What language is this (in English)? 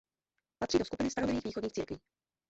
Czech